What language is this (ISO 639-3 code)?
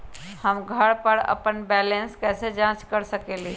mag